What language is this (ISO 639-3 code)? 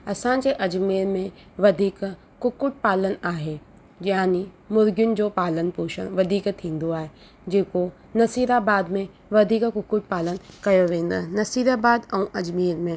snd